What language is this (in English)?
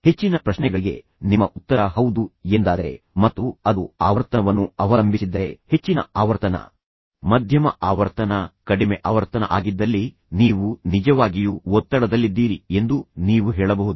Kannada